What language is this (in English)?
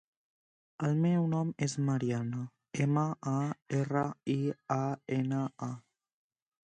Catalan